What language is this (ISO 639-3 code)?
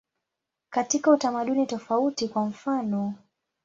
swa